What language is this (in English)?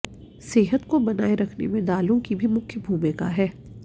Hindi